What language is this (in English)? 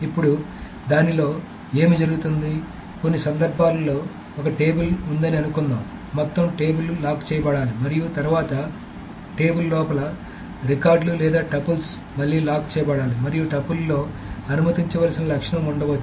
Telugu